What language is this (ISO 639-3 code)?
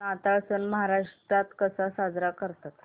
mar